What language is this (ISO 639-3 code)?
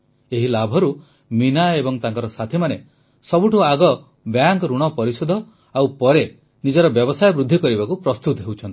ori